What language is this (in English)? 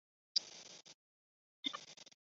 Chinese